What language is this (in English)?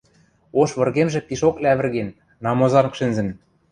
Western Mari